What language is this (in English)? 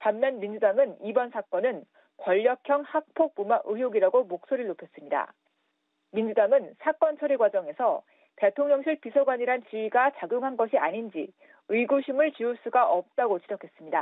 Korean